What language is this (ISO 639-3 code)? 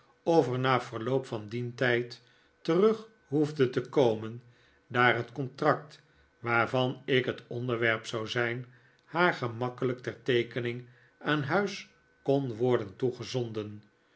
nld